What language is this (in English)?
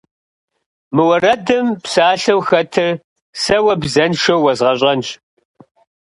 Kabardian